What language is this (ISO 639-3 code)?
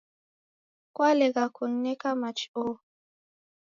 dav